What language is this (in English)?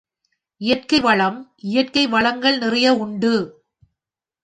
Tamil